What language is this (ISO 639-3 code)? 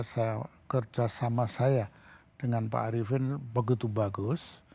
ind